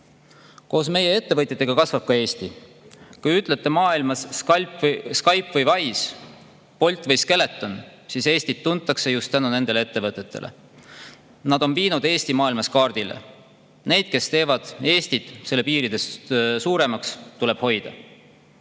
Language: Estonian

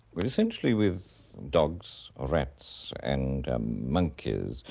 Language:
English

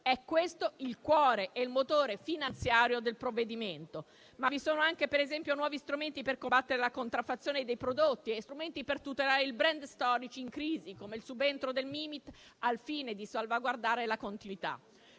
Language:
Italian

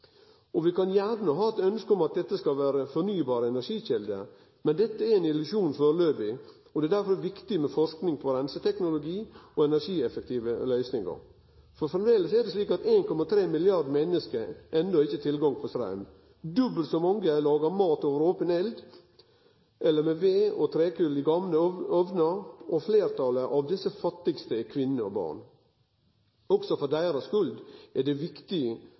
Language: Norwegian Nynorsk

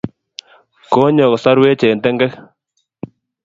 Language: Kalenjin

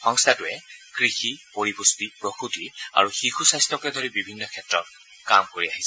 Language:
Assamese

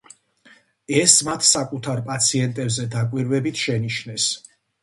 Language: Georgian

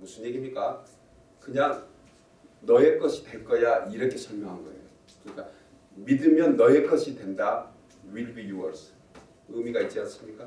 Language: Korean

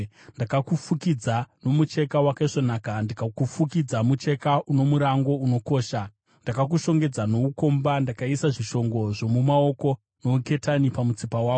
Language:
Shona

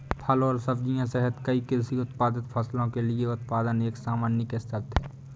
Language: Hindi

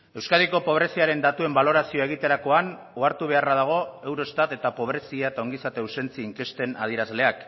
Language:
Basque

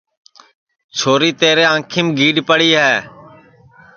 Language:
Sansi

